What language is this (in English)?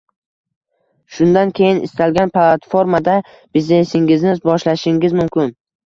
Uzbek